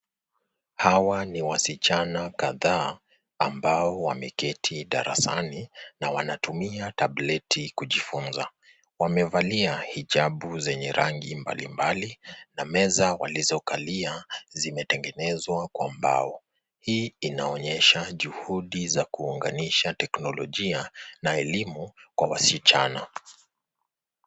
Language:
Swahili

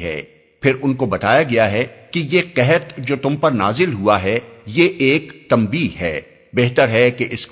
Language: Urdu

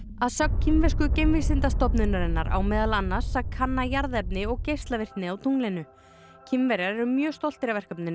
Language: Icelandic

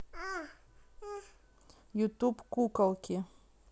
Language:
Russian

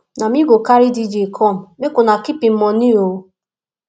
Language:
Nigerian Pidgin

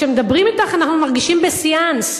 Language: Hebrew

